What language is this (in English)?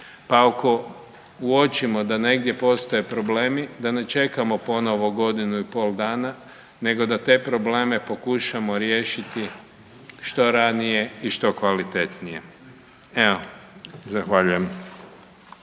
Croatian